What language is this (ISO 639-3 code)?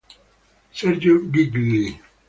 ita